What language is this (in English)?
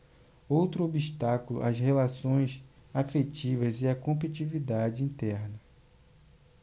Portuguese